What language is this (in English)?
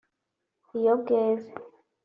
Kinyarwanda